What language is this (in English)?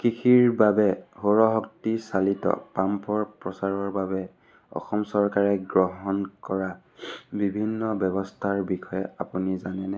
Assamese